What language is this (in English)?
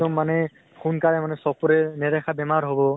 Assamese